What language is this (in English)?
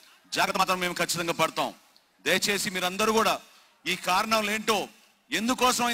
Telugu